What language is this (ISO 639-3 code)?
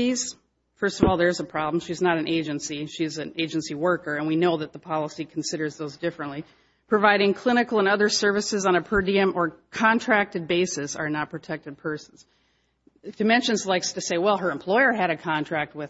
eng